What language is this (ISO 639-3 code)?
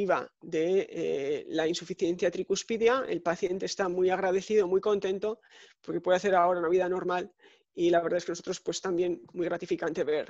spa